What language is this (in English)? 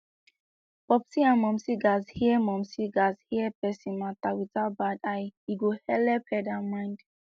Nigerian Pidgin